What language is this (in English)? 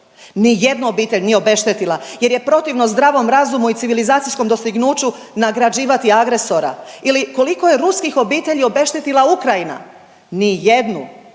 Croatian